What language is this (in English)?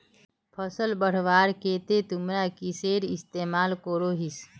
Magahi